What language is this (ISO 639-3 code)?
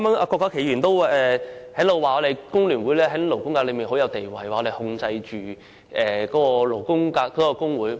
yue